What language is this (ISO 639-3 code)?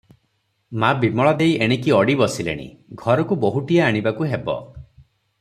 ori